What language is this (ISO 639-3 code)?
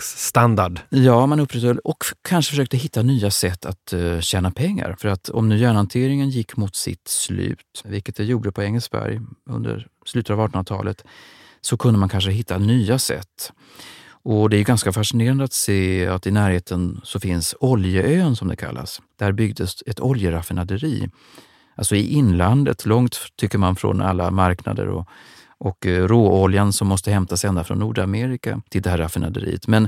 swe